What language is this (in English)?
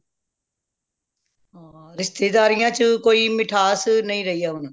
Punjabi